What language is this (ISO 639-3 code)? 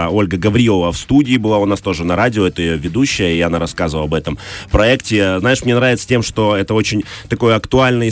rus